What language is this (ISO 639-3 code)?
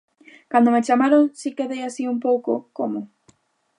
glg